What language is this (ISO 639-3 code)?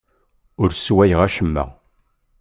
kab